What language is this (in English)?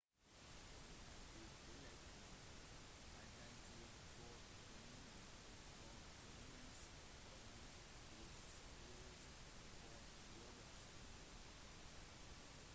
Norwegian Bokmål